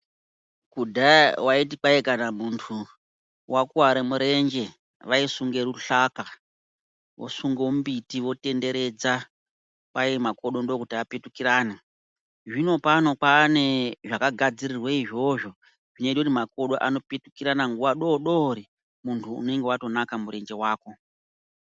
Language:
Ndau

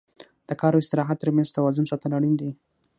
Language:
Pashto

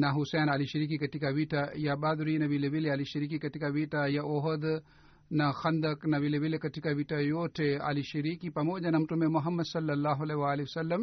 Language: Swahili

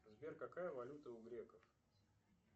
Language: Russian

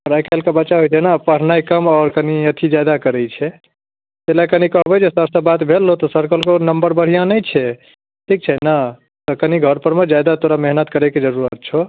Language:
Maithili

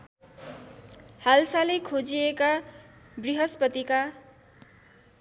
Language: Nepali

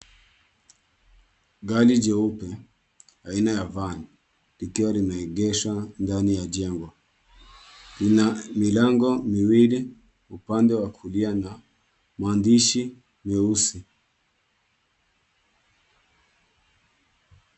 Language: Swahili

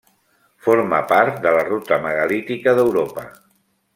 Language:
Catalan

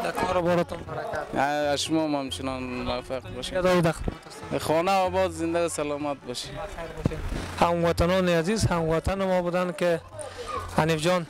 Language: Arabic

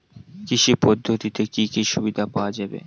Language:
Bangla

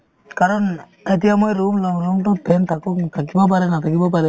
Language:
Assamese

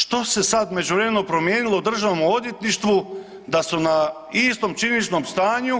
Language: Croatian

